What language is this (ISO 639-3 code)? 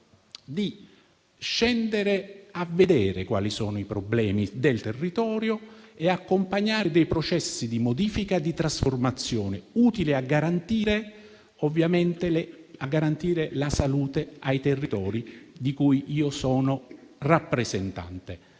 ita